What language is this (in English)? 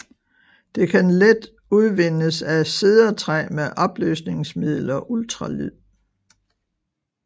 Danish